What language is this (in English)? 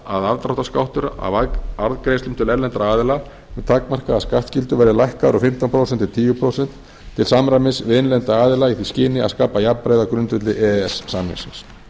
Icelandic